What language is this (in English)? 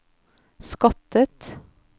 Norwegian